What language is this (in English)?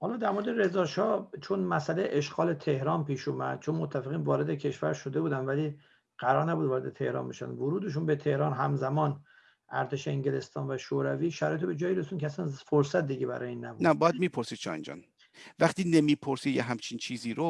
Persian